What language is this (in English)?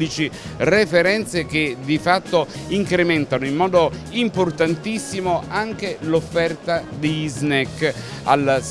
Italian